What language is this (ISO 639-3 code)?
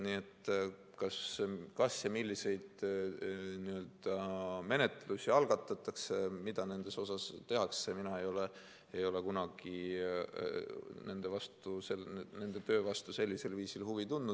est